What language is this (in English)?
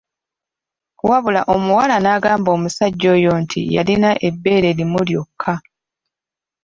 Ganda